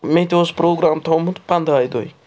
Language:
Kashmiri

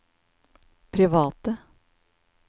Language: Norwegian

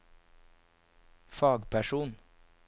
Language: Norwegian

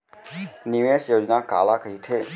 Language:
Chhattisgarhi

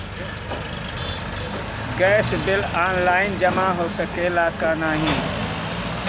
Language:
Bhojpuri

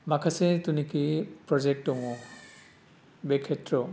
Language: Bodo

